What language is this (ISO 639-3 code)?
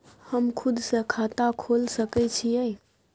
mai